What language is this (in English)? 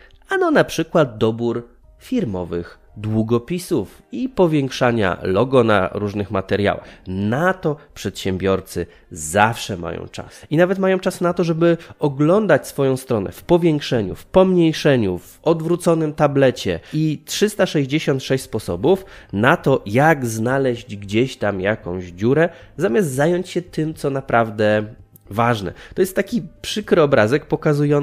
Polish